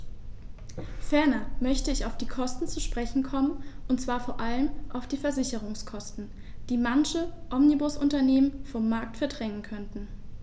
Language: German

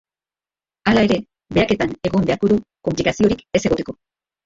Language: Basque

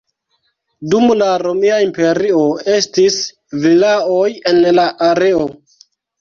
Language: Esperanto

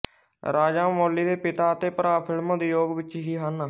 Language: Punjabi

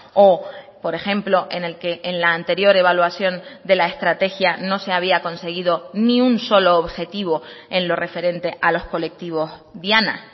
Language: Spanish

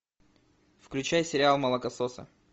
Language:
Russian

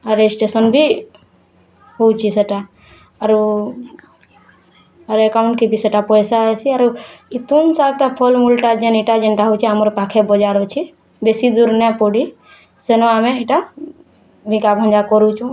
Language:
Odia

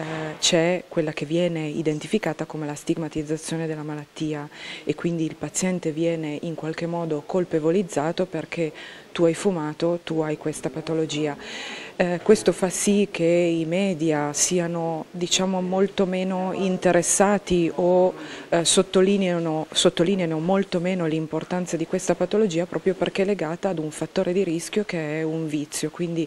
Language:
Italian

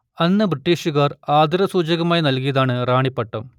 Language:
Malayalam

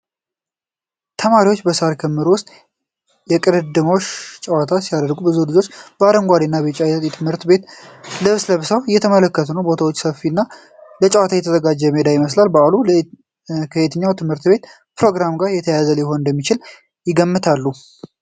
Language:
Amharic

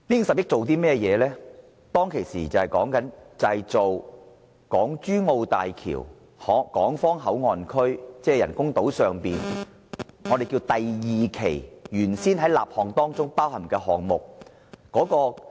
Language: Cantonese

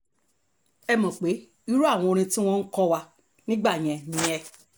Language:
Yoruba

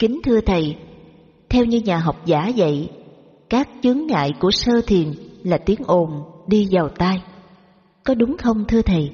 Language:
Vietnamese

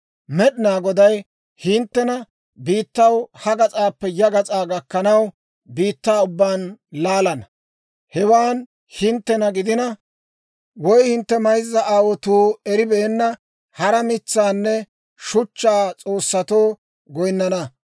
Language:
Dawro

